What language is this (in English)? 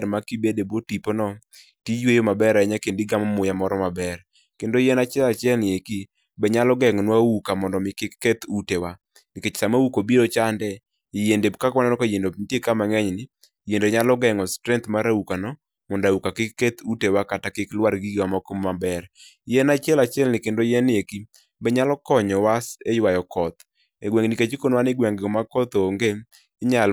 Luo (Kenya and Tanzania)